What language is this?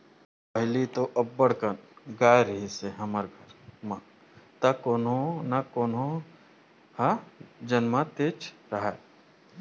Chhattisgarhi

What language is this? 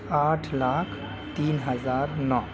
Urdu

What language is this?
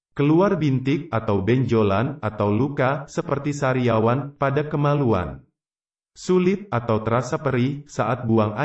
Indonesian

